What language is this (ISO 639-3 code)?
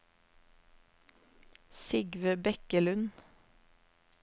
nor